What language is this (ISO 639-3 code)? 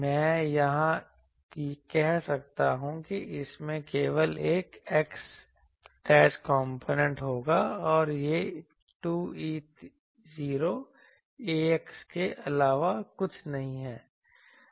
hin